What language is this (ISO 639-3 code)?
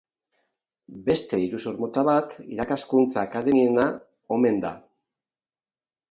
eus